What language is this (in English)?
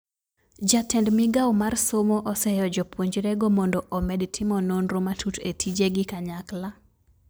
Luo (Kenya and Tanzania)